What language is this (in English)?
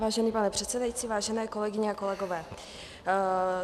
Czech